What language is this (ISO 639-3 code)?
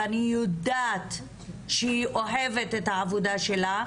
heb